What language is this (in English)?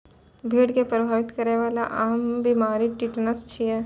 Maithili